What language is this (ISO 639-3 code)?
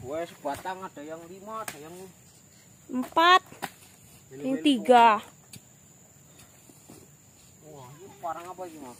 ind